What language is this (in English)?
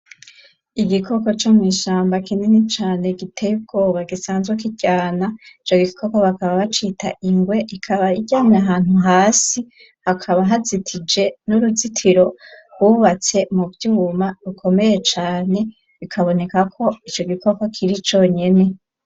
Rundi